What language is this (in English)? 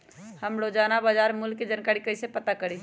Magahi